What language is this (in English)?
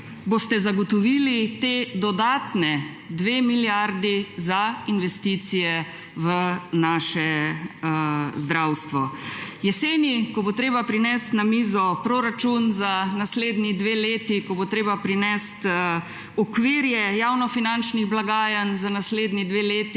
Slovenian